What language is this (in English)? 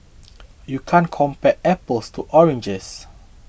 English